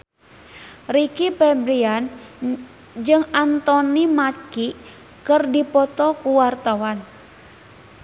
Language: Sundanese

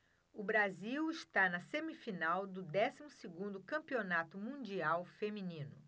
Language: Portuguese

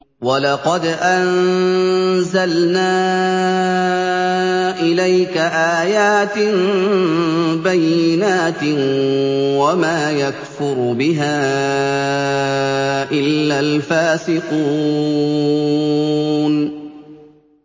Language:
Arabic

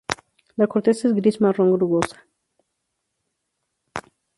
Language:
Spanish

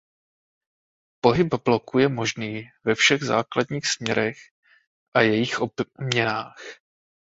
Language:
Czech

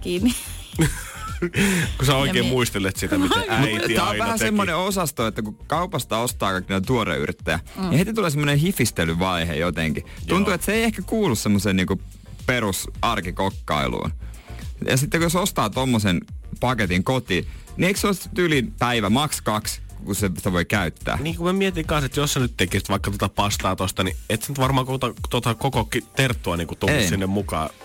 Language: Finnish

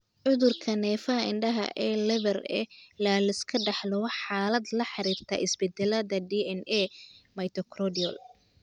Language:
Somali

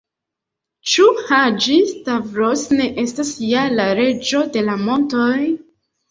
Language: Esperanto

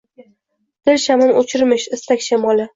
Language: Uzbek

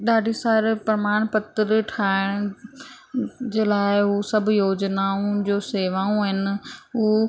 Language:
Sindhi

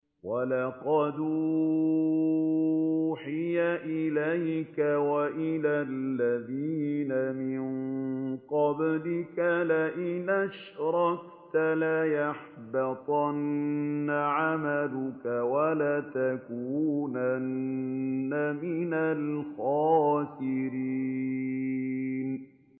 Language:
Arabic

